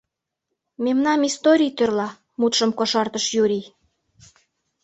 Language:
Mari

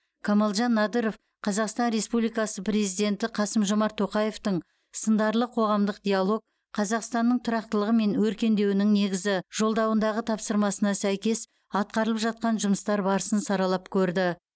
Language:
Kazakh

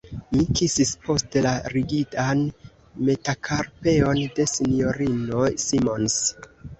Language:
Esperanto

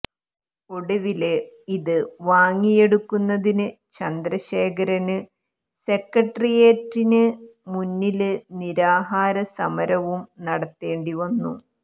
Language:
Malayalam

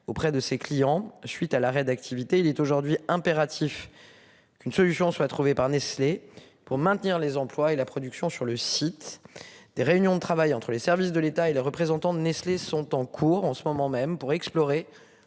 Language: French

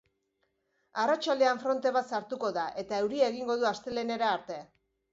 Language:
Basque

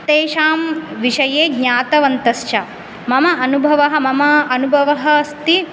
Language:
Sanskrit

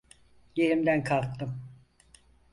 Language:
Turkish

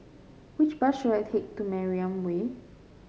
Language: English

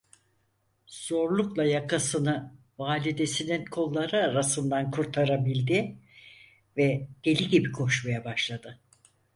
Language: Turkish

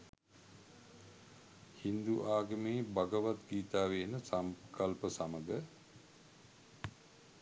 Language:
Sinhala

